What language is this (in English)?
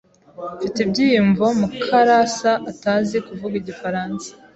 Kinyarwanda